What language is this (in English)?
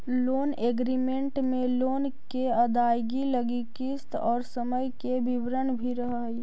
Magahi